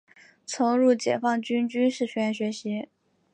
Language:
Chinese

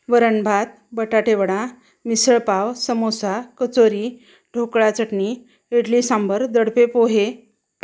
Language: Marathi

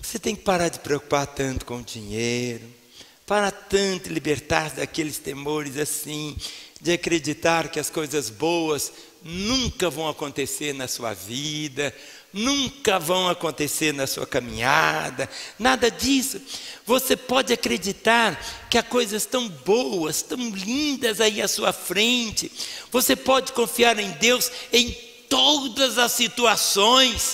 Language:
Portuguese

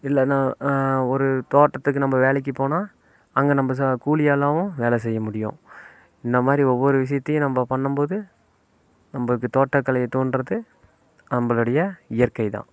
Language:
Tamil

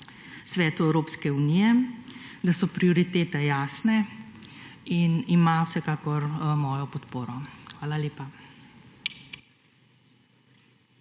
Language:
Slovenian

